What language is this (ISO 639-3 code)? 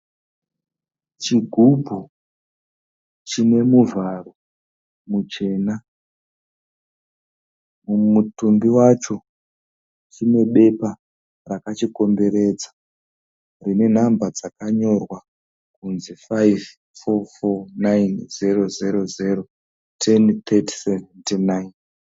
sna